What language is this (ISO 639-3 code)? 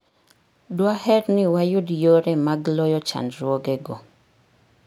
luo